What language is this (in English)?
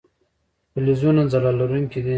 Pashto